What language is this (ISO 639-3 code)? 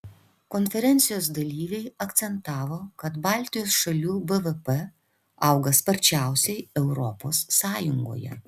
lit